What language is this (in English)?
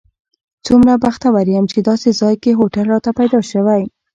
Pashto